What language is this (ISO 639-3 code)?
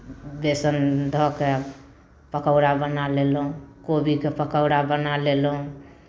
mai